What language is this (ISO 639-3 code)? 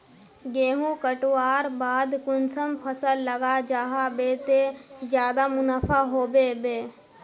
mag